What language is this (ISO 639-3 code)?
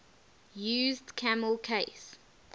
eng